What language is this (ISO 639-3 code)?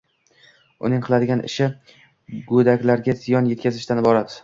uzb